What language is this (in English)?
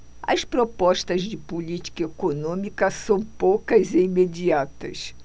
Portuguese